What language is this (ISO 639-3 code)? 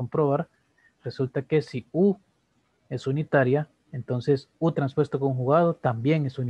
spa